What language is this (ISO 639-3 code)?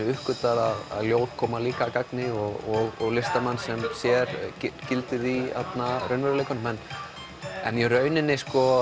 isl